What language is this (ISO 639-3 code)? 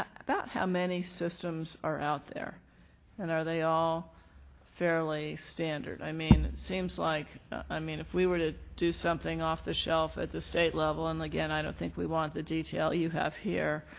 eng